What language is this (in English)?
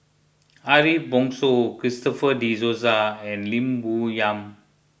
English